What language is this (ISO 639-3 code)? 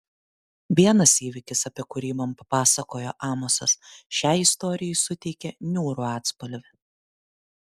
lit